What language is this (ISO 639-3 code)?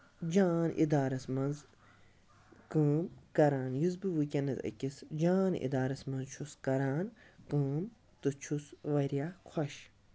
kas